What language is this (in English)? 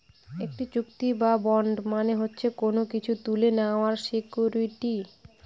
Bangla